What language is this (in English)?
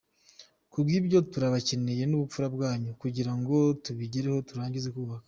Kinyarwanda